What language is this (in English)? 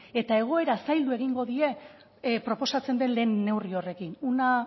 Basque